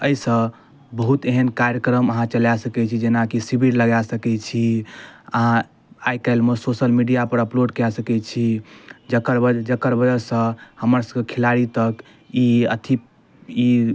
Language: Maithili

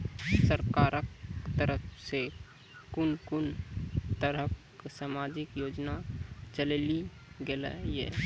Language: Maithili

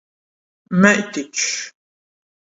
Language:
Latgalian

